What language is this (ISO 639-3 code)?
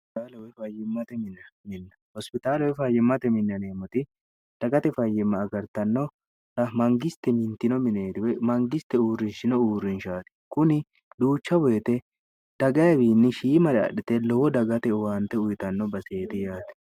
sid